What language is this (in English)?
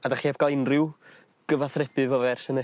Welsh